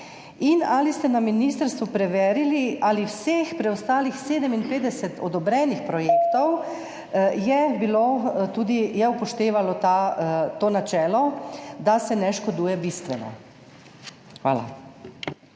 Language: Slovenian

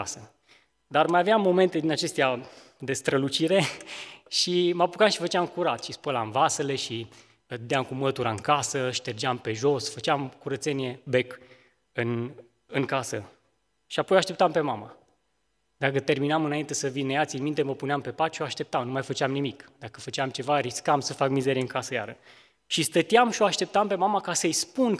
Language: Romanian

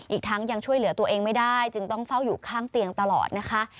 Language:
Thai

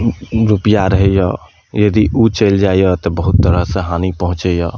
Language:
Maithili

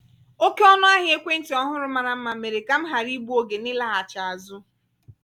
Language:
Igbo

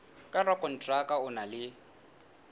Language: Southern Sotho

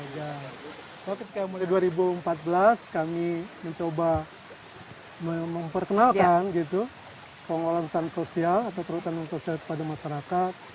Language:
Indonesian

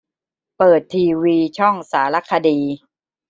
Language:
Thai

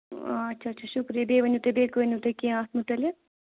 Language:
Kashmiri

